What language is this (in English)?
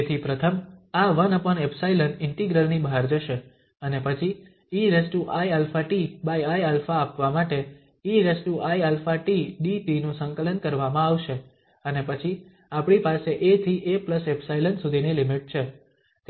Gujarati